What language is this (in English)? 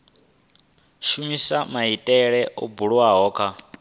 Venda